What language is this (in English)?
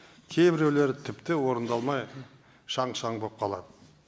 Kazakh